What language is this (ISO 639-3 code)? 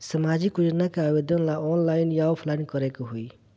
bho